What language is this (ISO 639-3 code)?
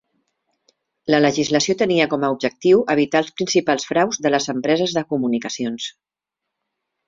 cat